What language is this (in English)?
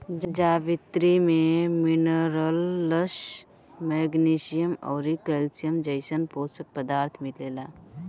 Bhojpuri